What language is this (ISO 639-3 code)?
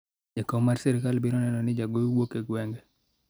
luo